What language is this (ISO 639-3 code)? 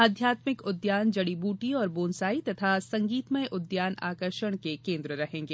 hin